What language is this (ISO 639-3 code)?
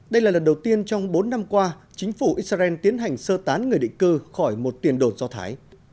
vie